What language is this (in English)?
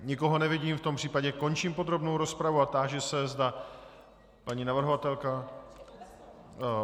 Czech